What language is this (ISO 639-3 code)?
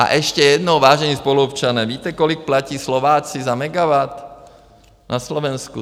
ces